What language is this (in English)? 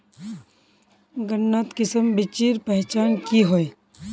Magahi